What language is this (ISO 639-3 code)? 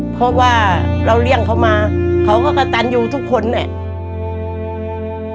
tha